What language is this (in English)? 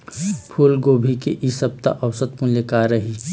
Chhattisgarhi